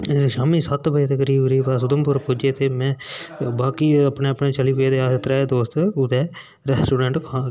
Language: Dogri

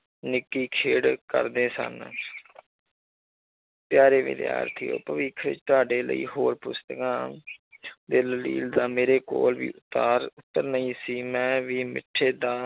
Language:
Punjabi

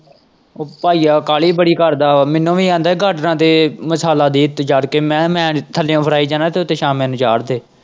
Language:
Punjabi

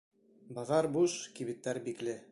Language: Bashkir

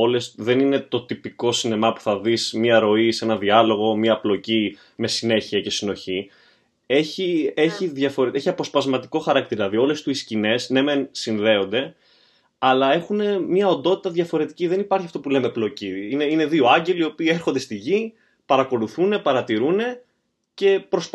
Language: Greek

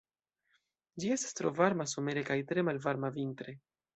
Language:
Esperanto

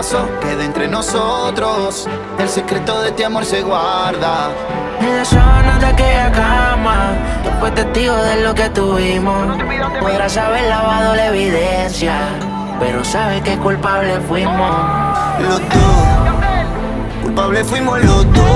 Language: German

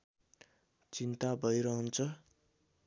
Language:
Nepali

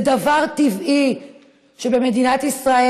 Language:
Hebrew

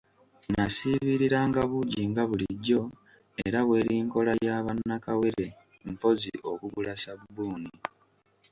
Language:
Ganda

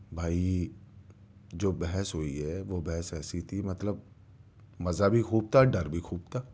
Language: Urdu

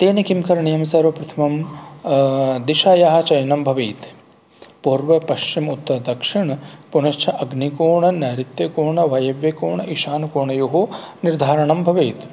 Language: Sanskrit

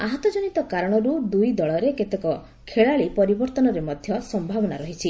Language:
Odia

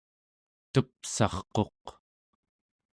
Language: Central Yupik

